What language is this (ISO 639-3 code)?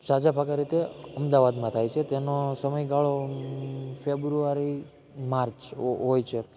guj